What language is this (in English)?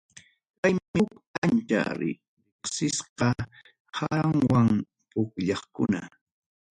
Ayacucho Quechua